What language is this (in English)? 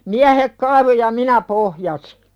Finnish